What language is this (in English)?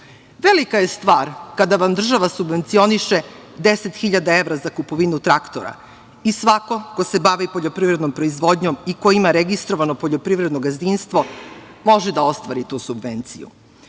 Serbian